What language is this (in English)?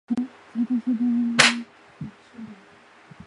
Chinese